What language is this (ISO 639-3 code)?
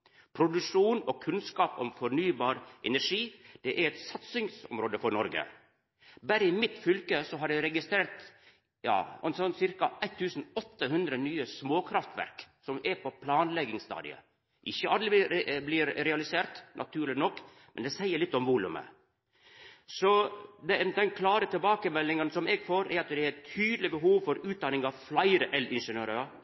nno